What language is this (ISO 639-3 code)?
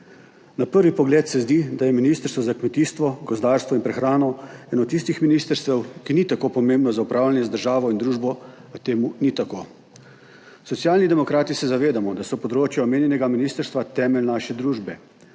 slv